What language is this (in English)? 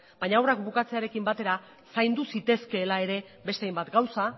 Basque